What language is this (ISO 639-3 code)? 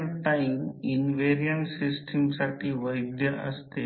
mar